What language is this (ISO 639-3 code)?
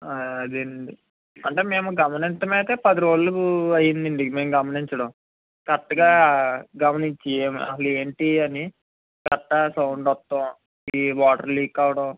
tel